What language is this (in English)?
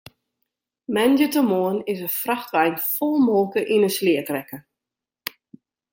Western Frisian